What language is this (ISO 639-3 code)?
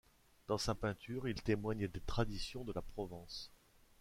fra